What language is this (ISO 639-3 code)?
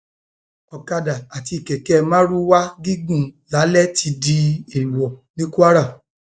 yor